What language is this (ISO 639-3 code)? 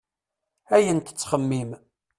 kab